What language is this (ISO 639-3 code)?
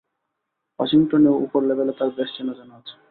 ben